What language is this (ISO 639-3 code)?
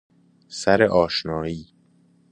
fas